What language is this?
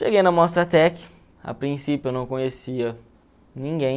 Portuguese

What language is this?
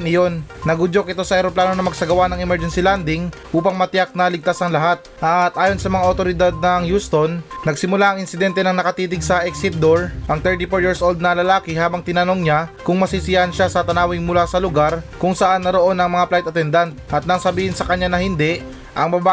Filipino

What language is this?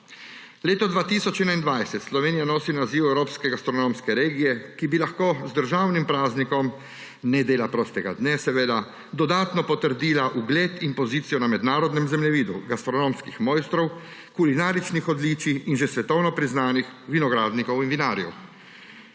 Slovenian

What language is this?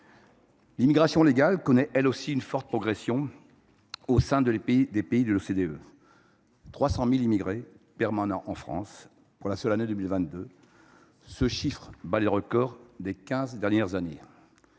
French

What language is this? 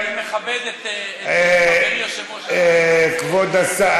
Hebrew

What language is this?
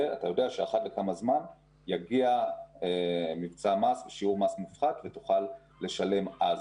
Hebrew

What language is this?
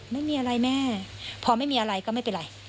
Thai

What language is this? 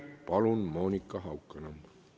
Estonian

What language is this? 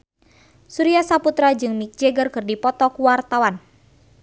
Sundanese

